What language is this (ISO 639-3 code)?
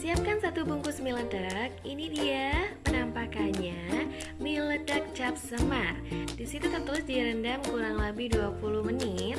ind